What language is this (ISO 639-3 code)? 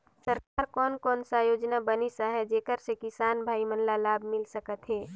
hne